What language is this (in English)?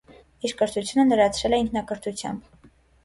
Armenian